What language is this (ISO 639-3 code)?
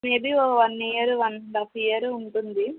tel